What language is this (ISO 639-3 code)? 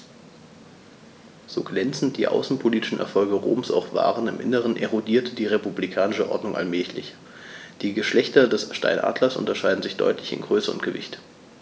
deu